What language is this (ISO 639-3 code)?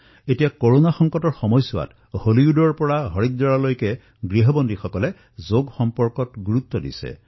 asm